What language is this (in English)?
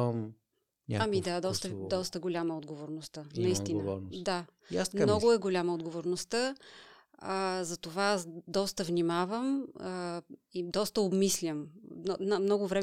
Bulgarian